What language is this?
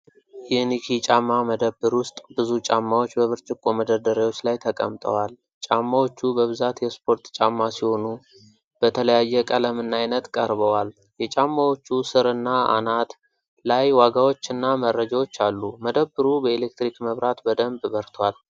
Amharic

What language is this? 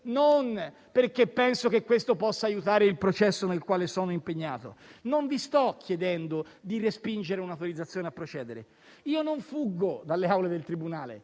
Italian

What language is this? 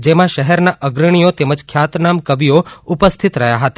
Gujarati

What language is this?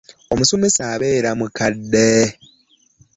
Ganda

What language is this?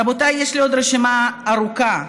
Hebrew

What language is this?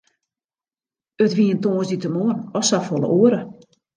Western Frisian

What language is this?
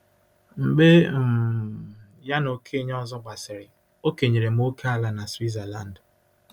Igbo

